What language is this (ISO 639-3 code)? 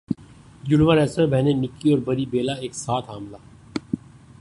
urd